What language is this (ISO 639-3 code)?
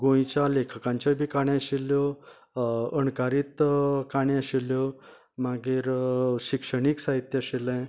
kok